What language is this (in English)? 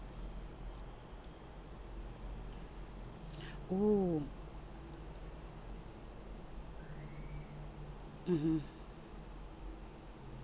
English